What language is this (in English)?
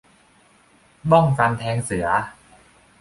Thai